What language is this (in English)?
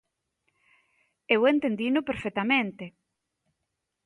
Galician